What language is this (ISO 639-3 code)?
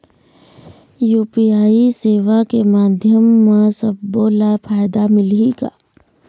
hne